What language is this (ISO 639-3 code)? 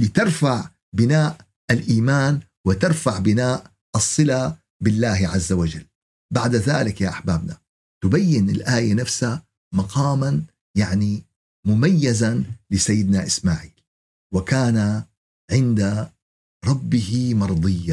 ara